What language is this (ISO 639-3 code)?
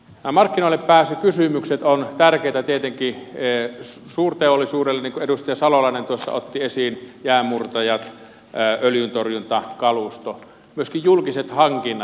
fin